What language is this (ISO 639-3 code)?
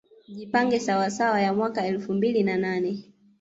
swa